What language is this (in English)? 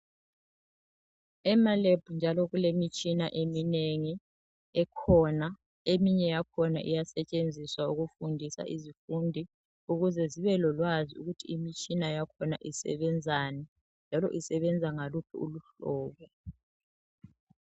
North Ndebele